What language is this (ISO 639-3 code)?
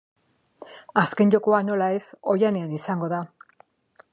eus